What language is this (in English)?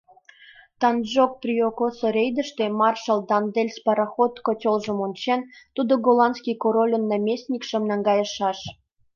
Mari